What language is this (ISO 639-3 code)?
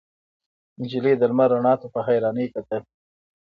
pus